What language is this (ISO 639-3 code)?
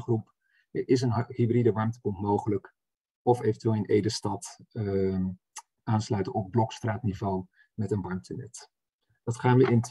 nld